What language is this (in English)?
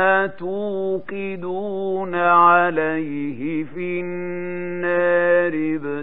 Arabic